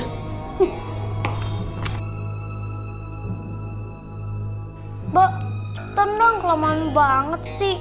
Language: Indonesian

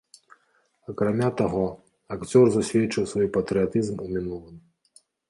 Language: Belarusian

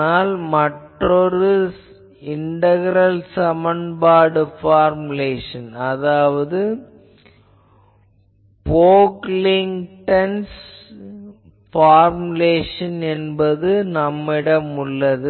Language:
Tamil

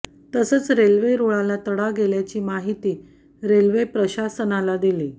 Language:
Marathi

